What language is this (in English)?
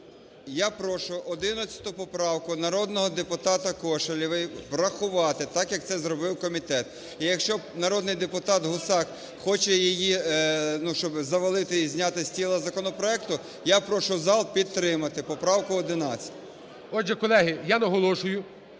Ukrainian